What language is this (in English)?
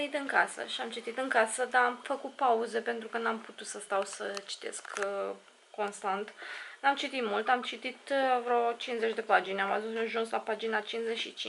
Romanian